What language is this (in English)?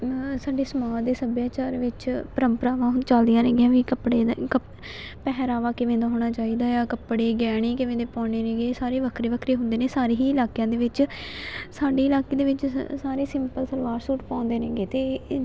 Punjabi